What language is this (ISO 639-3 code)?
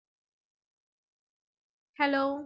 tam